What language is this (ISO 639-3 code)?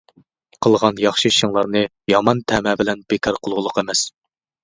uig